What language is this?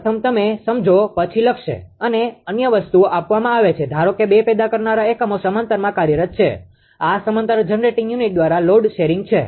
Gujarati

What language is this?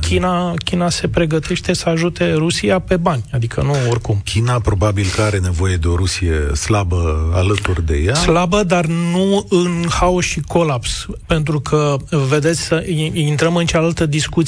Romanian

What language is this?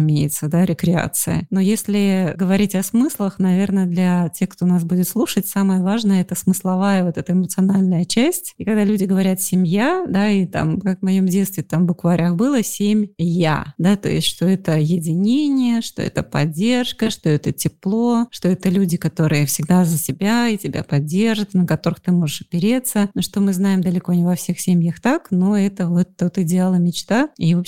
Russian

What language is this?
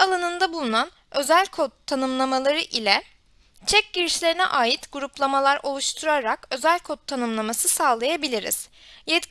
Turkish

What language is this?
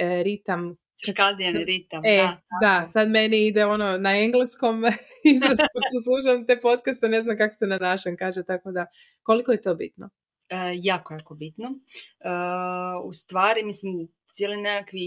Croatian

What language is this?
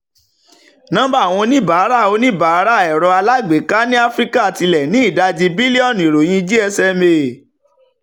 Yoruba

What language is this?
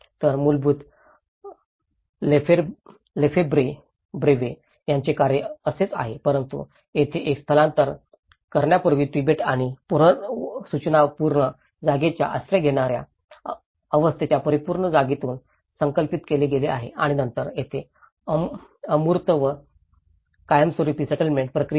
Marathi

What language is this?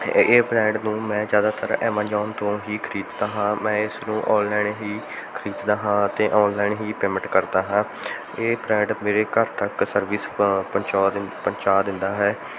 Punjabi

